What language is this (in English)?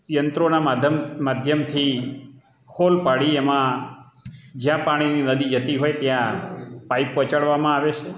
Gujarati